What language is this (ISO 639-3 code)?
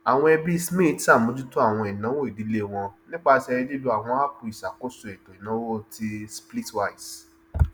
yor